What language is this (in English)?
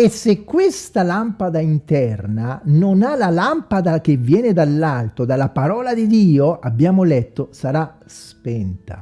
Italian